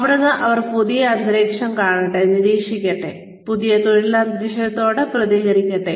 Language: Malayalam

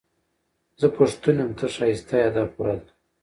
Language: Pashto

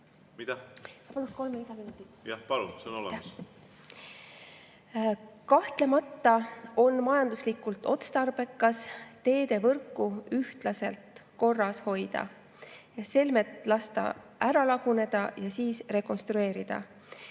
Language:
Estonian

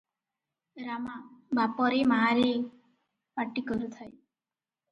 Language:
Odia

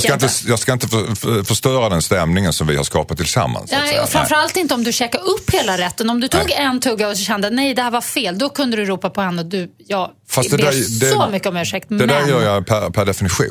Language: Swedish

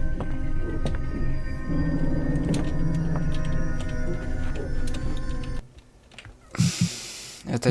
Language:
Russian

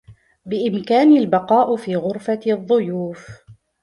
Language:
Arabic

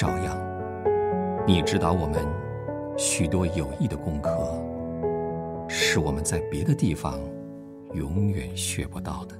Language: Chinese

